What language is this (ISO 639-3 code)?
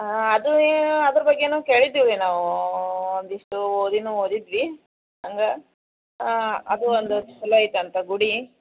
kan